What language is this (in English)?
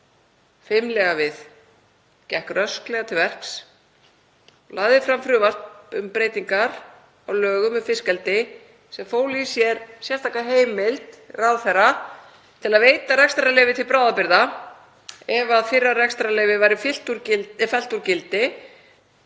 Icelandic